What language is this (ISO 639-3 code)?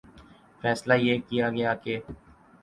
urd